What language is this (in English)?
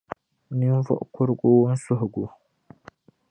Dagbani